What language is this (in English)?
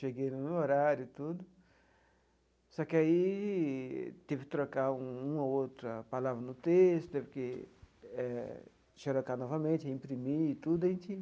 Portuguese